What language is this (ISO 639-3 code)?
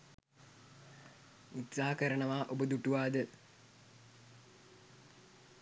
sin